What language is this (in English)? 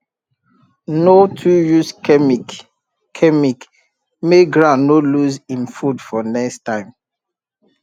Nigerian Pidgin